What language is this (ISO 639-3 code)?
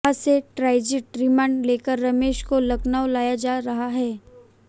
hin